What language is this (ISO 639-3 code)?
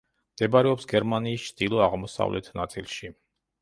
kat